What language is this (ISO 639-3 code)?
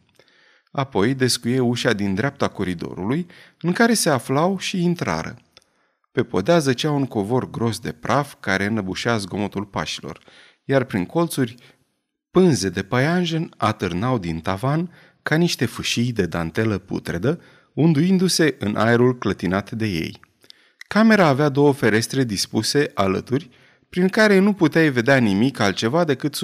ron